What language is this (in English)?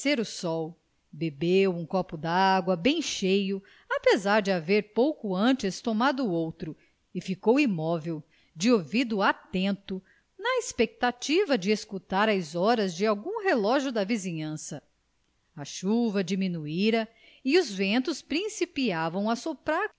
Portuguese